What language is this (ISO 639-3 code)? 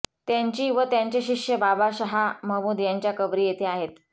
mar